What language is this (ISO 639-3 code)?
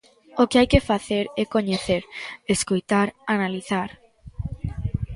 glg